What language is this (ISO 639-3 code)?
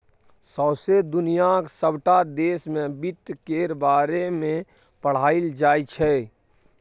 mai